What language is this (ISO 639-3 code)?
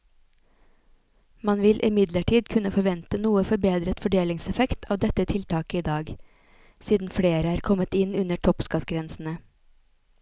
nor